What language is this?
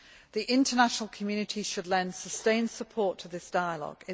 English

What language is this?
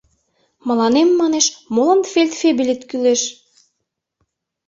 Mari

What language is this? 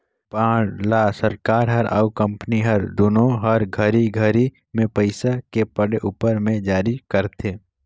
Chhattisgarhi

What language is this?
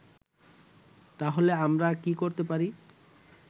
Bangla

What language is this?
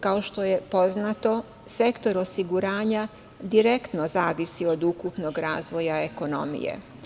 Serbian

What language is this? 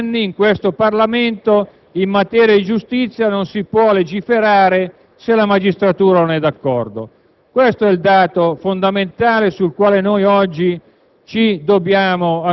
Italian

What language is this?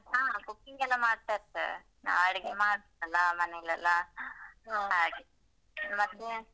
Kannada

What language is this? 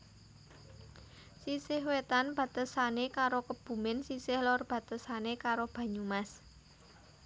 Javanese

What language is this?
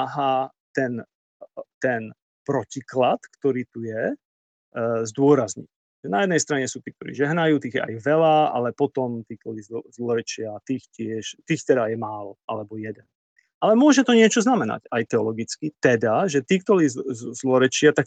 Slovak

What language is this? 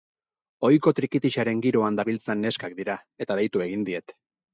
Basque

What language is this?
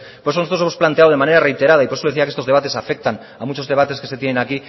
Spanish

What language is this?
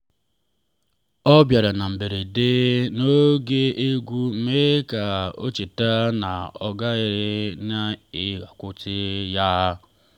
Igbo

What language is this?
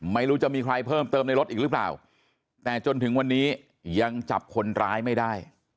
Thai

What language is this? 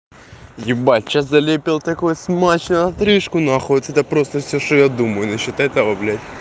Russian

